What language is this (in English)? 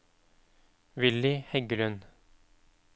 Norwegian